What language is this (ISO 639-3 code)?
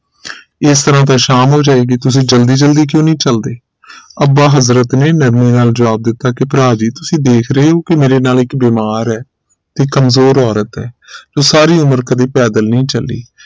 pan